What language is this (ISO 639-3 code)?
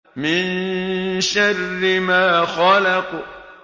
ara